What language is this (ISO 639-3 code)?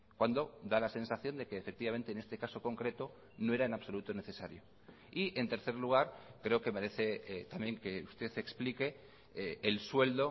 spa